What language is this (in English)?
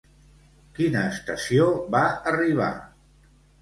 Catalan